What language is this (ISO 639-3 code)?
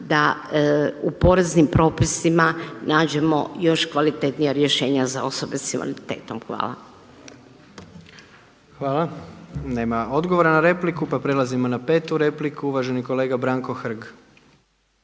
hrv